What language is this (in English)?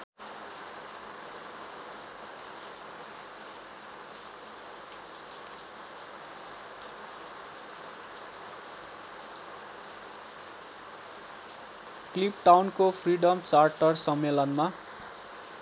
Nepali